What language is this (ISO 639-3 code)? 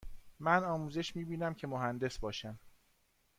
fas